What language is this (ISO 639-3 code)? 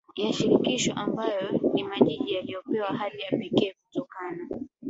swa